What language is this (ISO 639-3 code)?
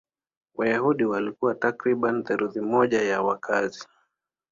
swa